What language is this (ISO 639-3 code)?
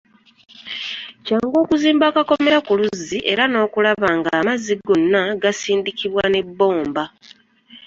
lug